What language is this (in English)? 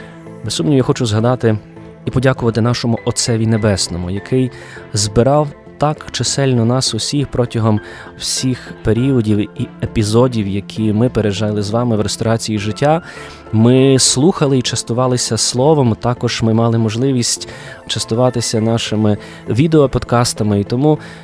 Ukrainian